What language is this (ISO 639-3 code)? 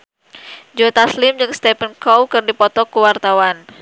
sun